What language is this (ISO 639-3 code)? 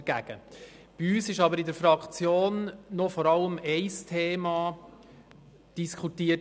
gsw